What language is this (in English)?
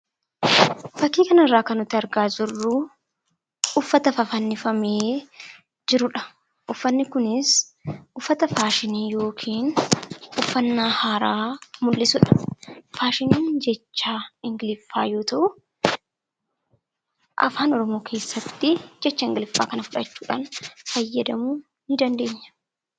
Oromo